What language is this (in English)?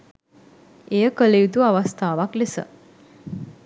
Sinhala